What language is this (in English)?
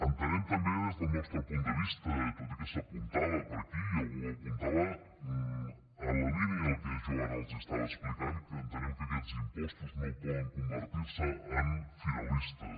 Catalan